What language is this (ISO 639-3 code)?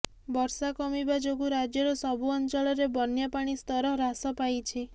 ori